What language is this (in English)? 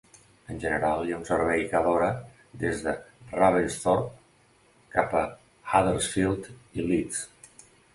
Catalan